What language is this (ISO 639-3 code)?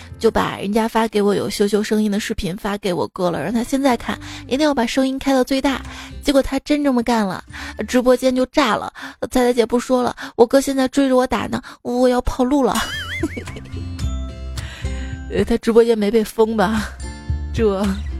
zho